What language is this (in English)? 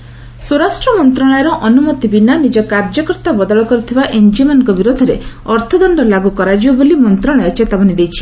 Odia